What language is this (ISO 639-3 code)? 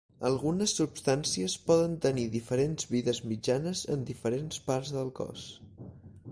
cat